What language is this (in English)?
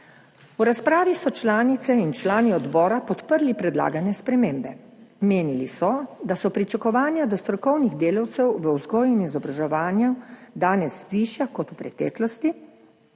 Slovenian